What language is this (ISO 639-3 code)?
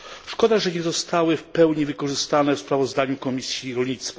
pol